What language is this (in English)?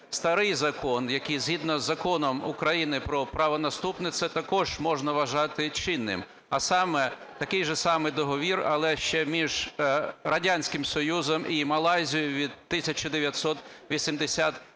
Ukrainian